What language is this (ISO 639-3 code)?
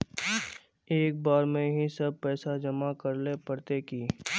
mag